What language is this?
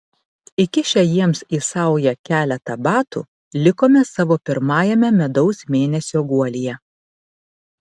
Lithuanian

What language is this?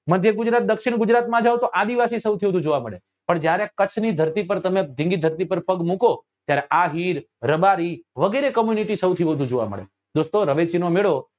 Gujarati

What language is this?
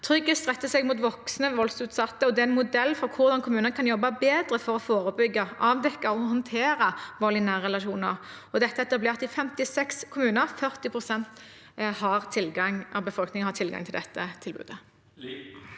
Norwegian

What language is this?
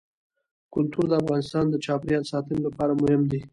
Pashto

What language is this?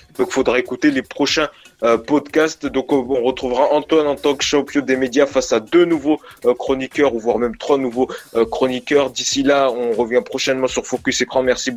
French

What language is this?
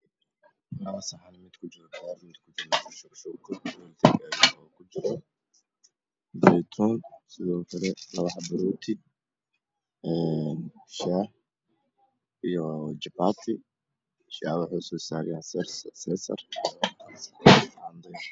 Somali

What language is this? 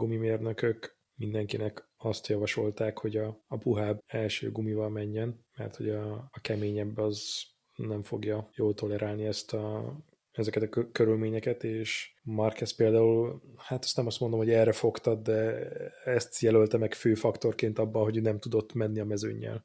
Hungarian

